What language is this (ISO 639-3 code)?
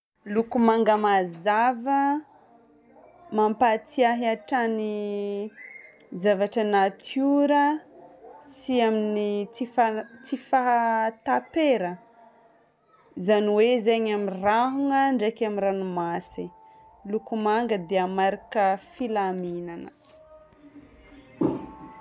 bmm